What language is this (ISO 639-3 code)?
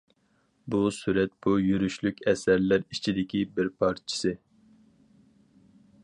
uig